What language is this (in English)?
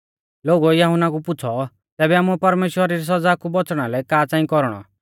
Mahasu Pahari